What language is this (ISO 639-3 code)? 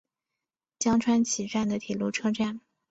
zho